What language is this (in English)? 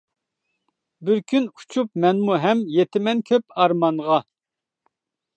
Uyghur